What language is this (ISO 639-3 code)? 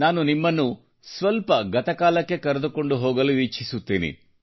kan